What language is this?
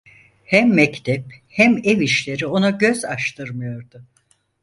Turkish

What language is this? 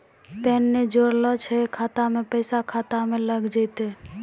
Maithili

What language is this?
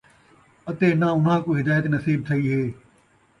Saraiki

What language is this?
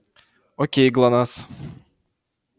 Russian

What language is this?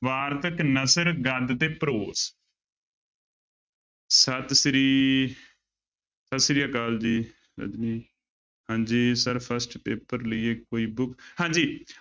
Punjabi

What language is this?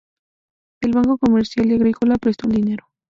Spanish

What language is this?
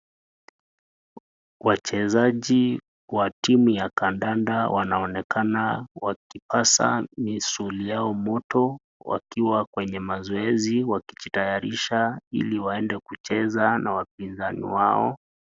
Swahili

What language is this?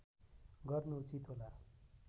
Nepali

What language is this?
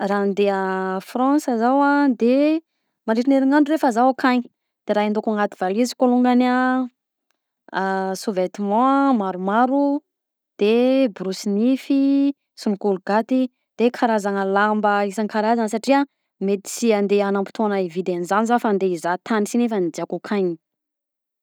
Southern Betsimisaraka Malagasy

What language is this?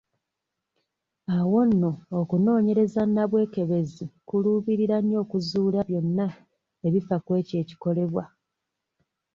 Ganda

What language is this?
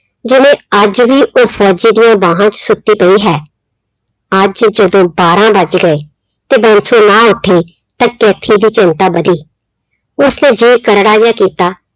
Punjabi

